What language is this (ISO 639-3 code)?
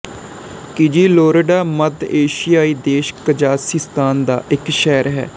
pan